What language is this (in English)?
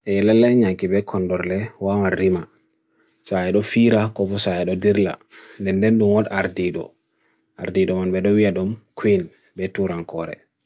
Bagirmi Fulfulde